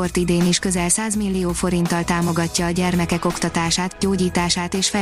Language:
Hungarian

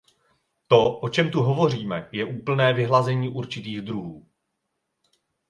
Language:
Czech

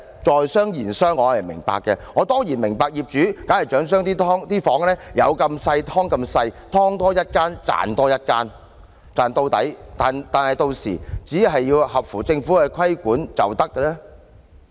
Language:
Cantonese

